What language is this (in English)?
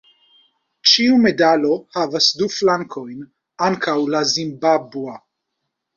Esperanto